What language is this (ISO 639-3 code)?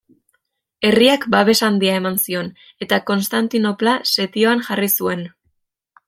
eus